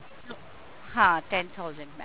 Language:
Punjabi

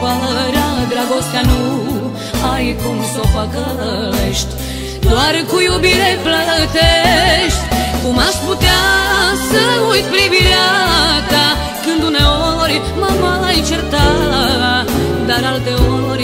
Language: Romanian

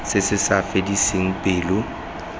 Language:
Tswana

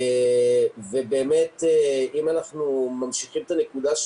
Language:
Hebrew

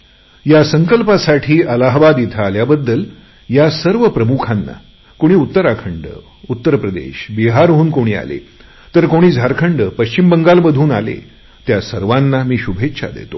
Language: Marathi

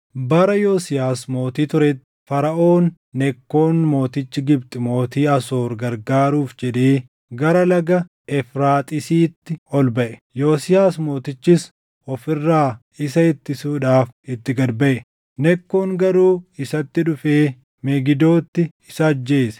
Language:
Oromo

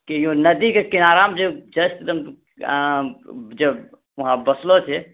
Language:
Maithili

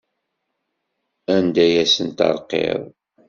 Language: Kabyle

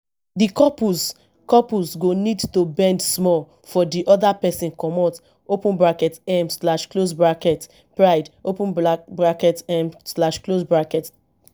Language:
Nigerian Pidgin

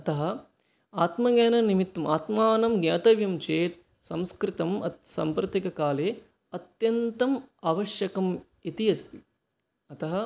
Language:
Sanskrit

